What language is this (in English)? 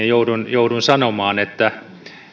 Finnish